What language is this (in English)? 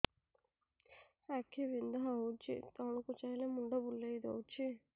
Odia